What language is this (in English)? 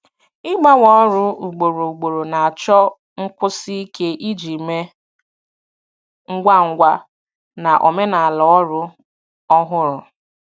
Igbo